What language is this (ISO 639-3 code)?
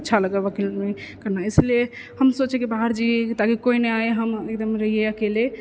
mai